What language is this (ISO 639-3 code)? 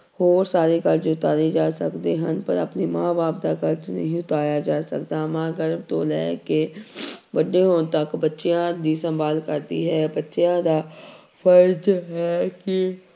pan